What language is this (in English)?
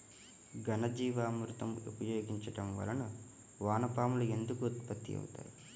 Telugu